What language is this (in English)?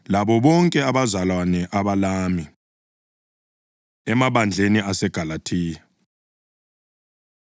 North Ndebele